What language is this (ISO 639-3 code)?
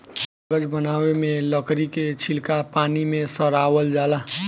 bho